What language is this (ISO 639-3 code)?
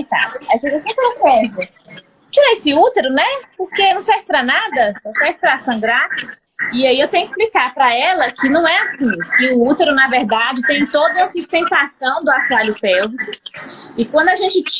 por